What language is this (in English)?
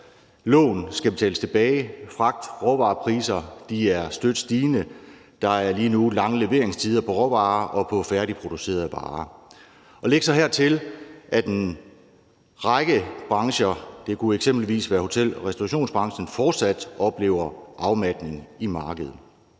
Danish